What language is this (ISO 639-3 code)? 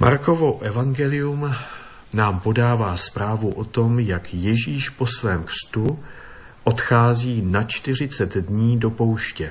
ces